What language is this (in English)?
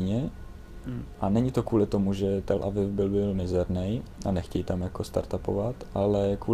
Czech